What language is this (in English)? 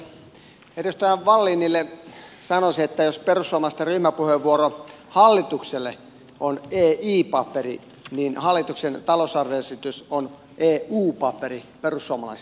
Finnish